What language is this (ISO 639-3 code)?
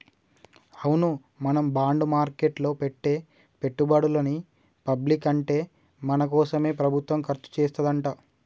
tel